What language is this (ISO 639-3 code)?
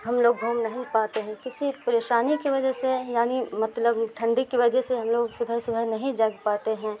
urd